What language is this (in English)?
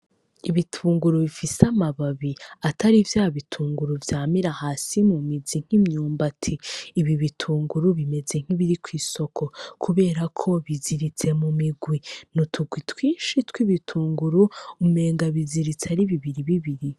Rundi